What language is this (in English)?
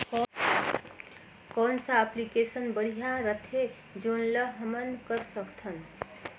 Chhattisgarhi